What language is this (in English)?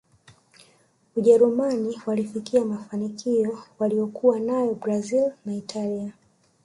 Swahili